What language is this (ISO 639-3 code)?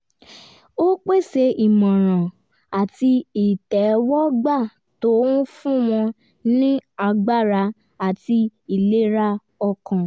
yor